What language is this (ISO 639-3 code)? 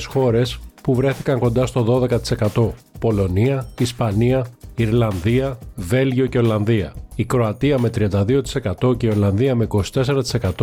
ell